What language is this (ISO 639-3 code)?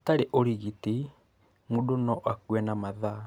kik